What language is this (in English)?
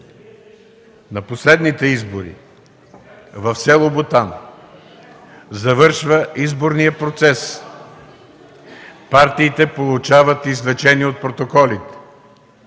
Bulgarian